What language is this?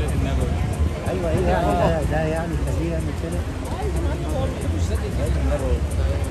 Arabic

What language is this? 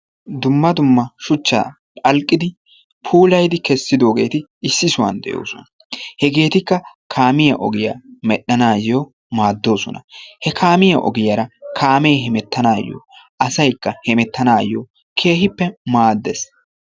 Wolaytta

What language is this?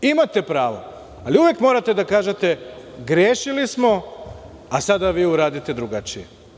Serbian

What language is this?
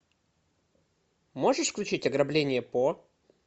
Russian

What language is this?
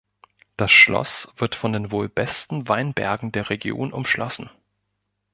German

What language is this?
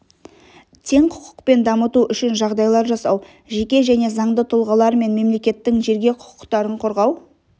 Kazakh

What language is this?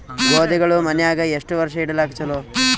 Kannada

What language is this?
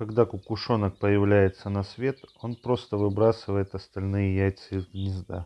Russian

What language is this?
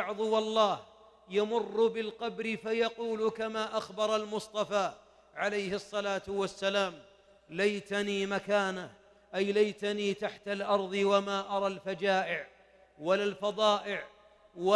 Arabic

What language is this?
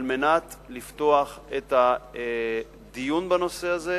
Hebrew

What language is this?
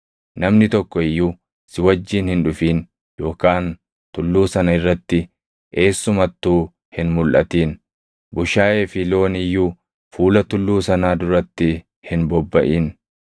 Oromo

